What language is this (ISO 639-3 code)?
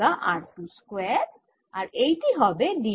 ben